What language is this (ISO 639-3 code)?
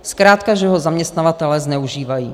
ces